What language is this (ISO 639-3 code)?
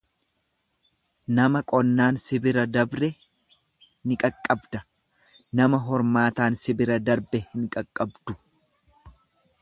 orm